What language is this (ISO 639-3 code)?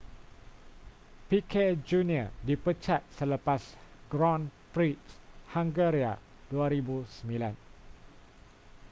msa